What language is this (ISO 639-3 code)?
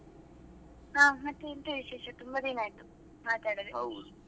kan